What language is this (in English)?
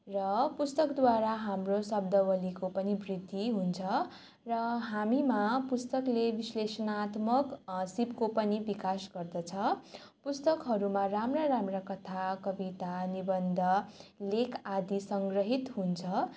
Nepali